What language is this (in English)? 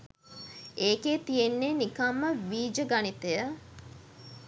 Sinhala